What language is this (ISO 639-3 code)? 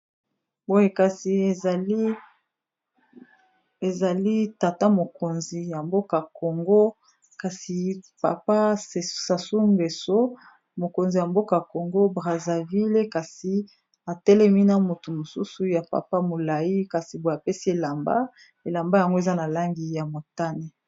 lin